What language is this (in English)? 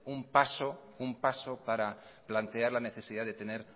Spanish